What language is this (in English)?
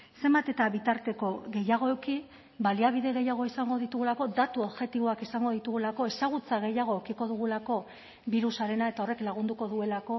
Basque